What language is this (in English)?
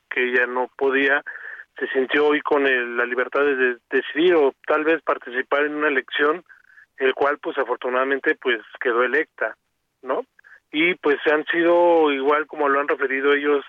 Spanish